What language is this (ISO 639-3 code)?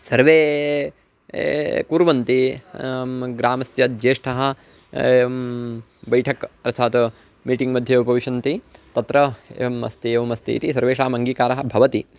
san